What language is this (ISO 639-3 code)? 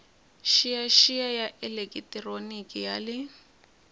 tso